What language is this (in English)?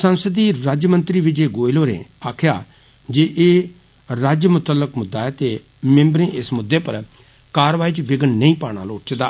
Dogri